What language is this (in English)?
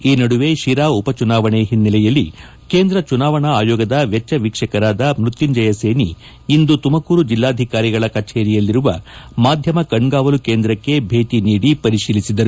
Kannada